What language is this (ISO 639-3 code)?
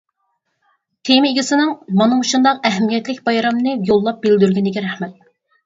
uig